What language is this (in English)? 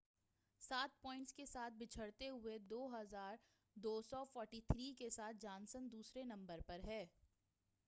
Urdu